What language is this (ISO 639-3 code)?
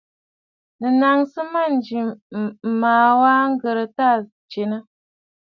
bfd